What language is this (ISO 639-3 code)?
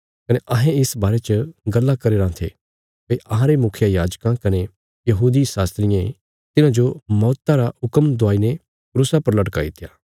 kfs